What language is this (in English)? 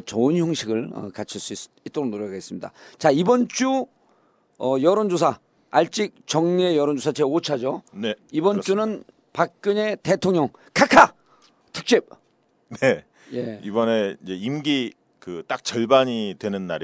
Korean